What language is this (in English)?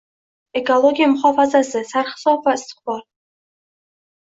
Uzbek